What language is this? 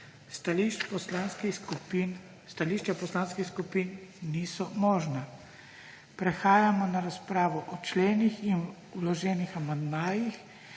Slovenian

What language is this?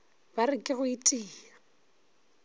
Northern Sotho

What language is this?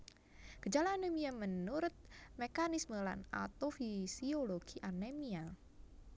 Javanese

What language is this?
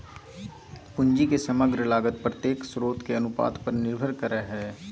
Magahi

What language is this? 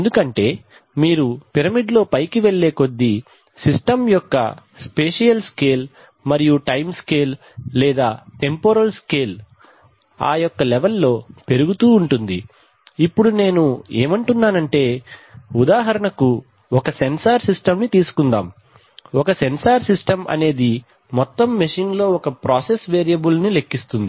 Telugu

